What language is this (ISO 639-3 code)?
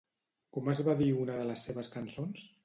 cat